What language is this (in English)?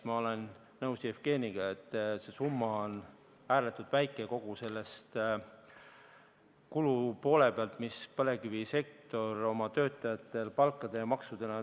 Estonian